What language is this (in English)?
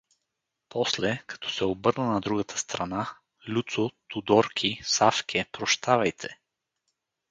Bulgarian